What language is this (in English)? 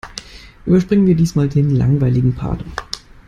German